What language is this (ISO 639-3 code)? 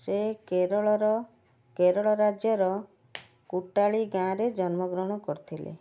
ori